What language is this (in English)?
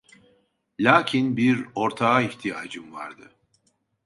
Turkish